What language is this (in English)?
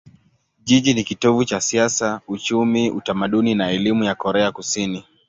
Swahili